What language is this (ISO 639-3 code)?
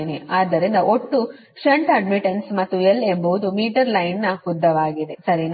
kan